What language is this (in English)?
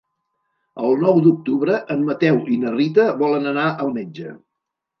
Catalan